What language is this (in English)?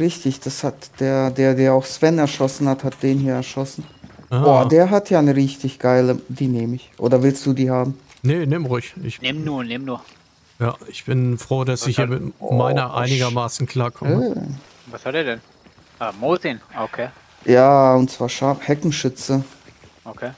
German